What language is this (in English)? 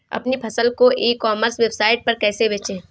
Hindi